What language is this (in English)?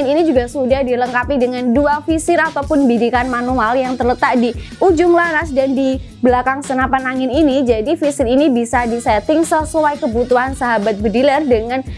Indonesian